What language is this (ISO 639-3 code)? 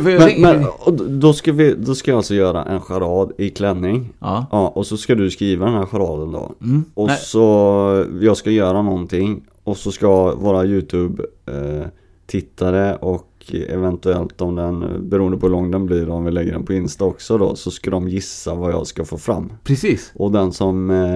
swe